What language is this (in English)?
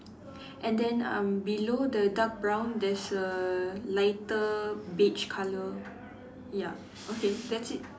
English